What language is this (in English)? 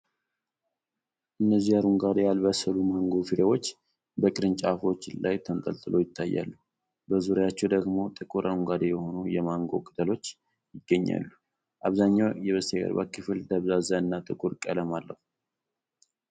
Amharic